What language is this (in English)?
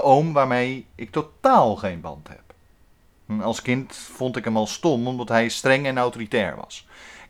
Dutch